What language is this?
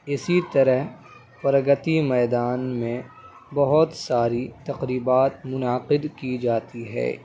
Urdu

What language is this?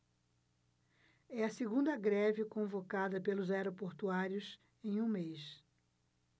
Portuguese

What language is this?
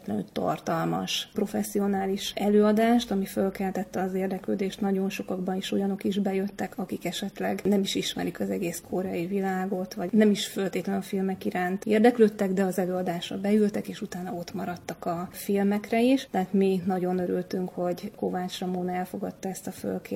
Hungarian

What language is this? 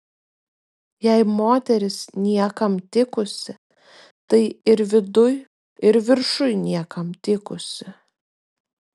Lithuanian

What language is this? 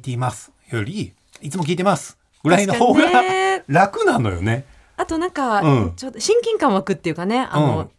Japanese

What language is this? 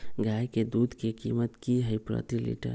Magahi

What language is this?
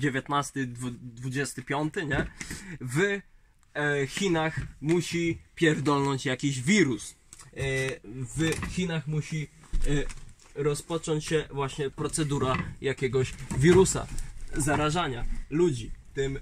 Polish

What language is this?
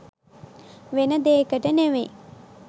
Sinhala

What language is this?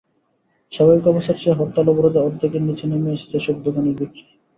Bangla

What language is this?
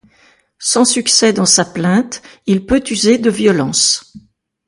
French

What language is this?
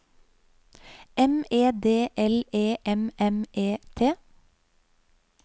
Norwegian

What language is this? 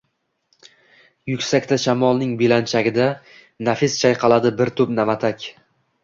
Uzbek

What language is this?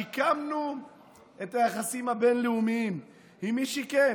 Hebrew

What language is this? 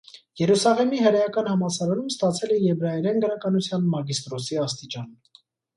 Armenian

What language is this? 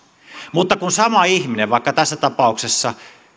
Finnish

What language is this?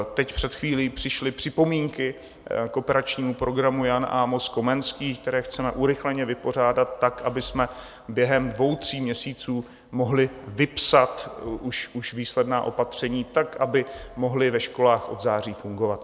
Czech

